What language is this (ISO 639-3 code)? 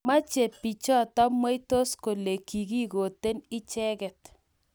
kln